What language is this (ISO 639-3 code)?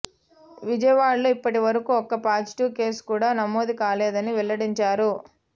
tel